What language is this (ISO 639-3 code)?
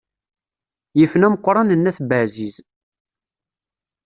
kab